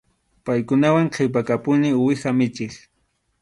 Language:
Arequipa-La Unión Quechua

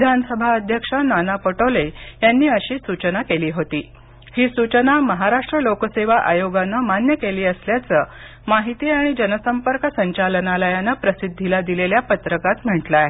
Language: Marathi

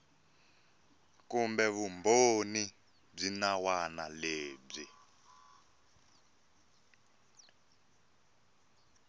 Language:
Tsonga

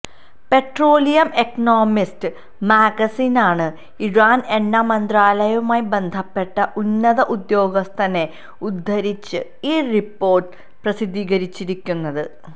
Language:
Malayalam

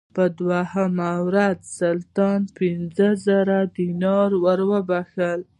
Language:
Pashto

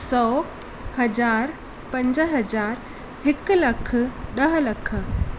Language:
Sindhi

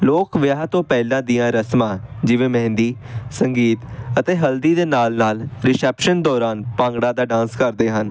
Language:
Punjabi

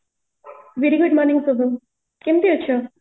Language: Odia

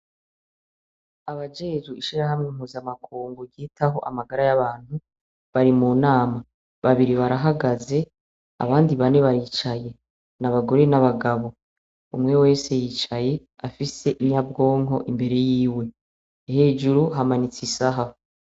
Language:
Rundi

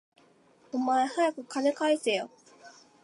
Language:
Japanese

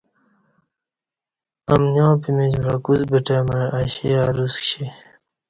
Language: Kati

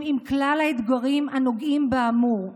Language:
Hebrew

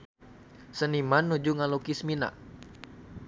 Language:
Sundanese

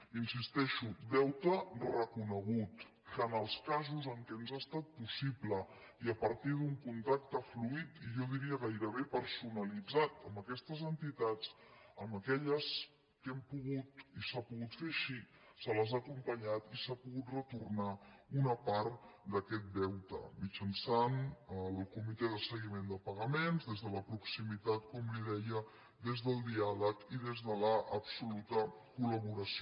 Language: Catalan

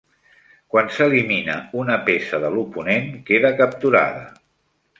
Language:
Catalan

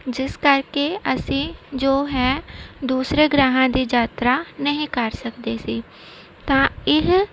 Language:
Punjabi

